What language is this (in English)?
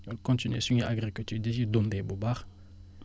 Wolof